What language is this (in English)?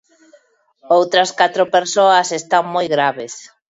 Galician